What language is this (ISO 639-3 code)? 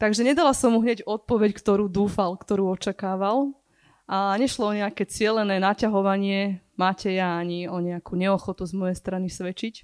slk